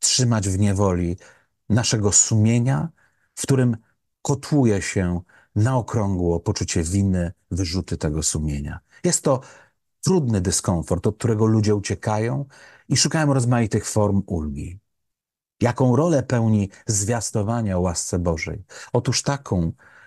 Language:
Polish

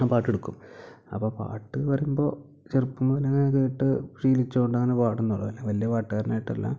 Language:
Malayalam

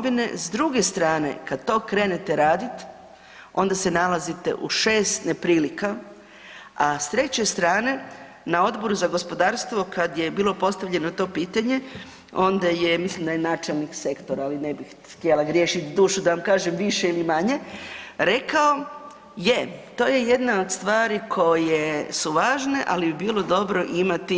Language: Croatian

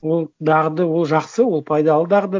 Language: Kazakh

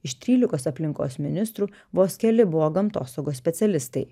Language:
Lithuanian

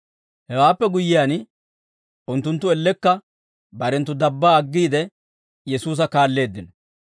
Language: Dawro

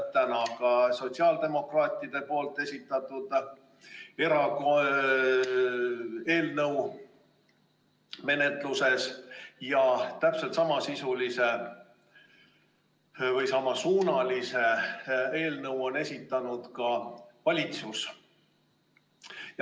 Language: Estonian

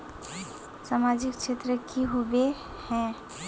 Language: Magahi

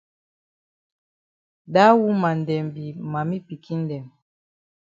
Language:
Cameroon Pidgin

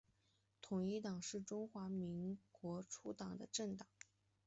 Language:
Chinese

